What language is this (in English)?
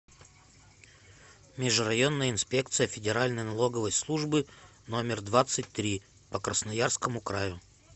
Russian